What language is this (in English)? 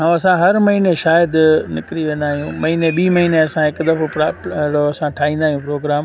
Sindhi